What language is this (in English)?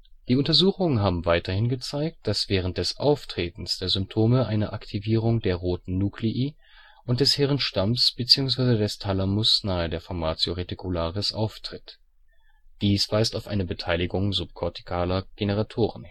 German